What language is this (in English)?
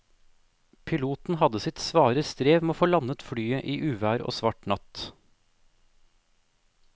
Norwegian